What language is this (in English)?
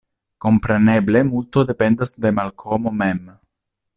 Esperanto